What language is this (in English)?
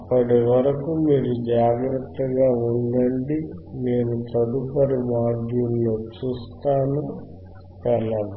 Telugu